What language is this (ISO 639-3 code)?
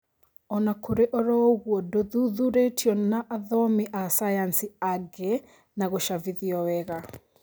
kik